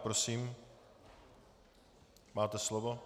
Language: Czech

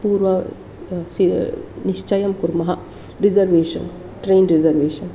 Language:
Sanskrit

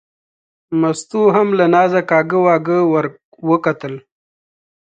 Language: Pashto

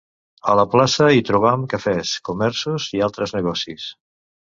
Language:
Catalan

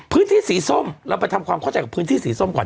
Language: Thai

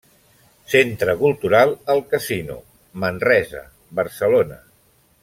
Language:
Catalan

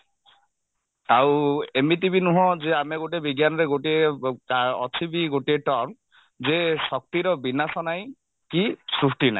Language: Odia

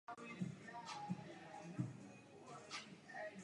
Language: Czech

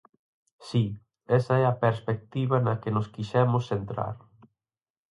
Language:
Galician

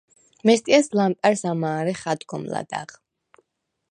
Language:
Svan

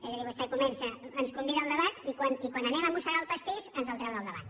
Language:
Catalan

